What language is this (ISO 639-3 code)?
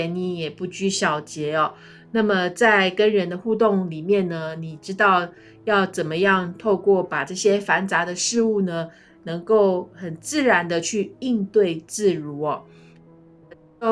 zho